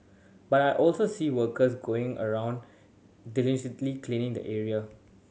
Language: English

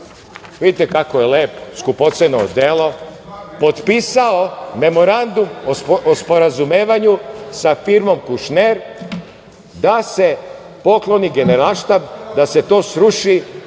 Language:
Serbian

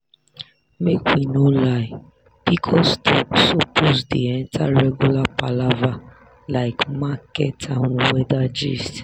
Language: Nigerian Pidgin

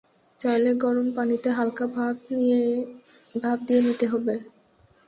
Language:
Bangla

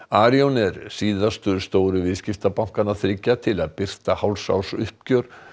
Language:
Icelandic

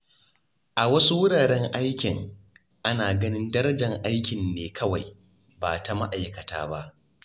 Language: Hausa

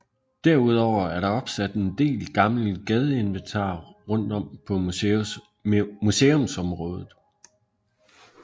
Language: Danish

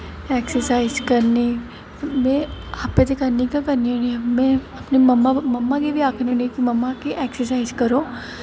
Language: Dogri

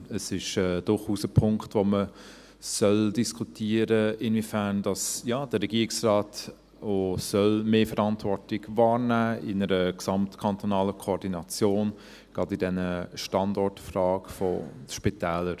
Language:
Swiss German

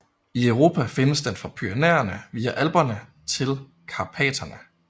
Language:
Danish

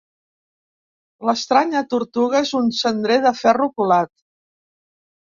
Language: Catalan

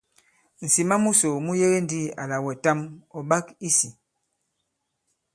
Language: Bankon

